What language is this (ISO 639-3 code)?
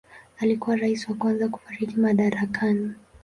swa